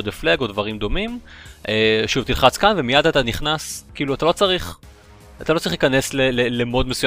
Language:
Hebrew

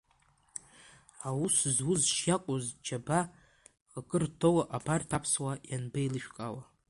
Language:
Abkhazian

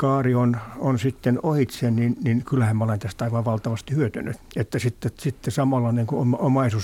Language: Finnish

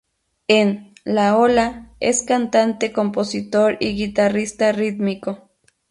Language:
Spanish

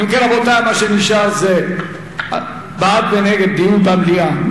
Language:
Hebrew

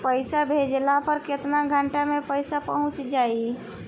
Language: Bhojpuri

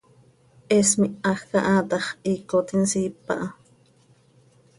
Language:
Seri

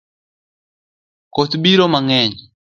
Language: Luo (Kenya and Tanzania)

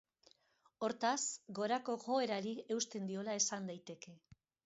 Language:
Basque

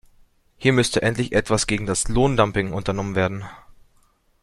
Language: German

